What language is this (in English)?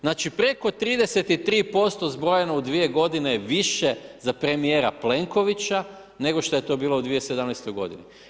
Croatian